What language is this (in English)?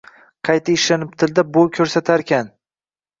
Uzbek